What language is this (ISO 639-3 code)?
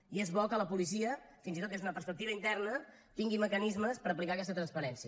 cat